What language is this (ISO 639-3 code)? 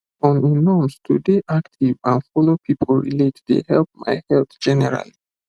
pcm